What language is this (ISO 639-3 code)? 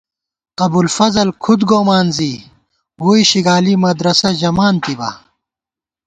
gwt